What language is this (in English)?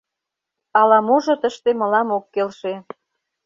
Mari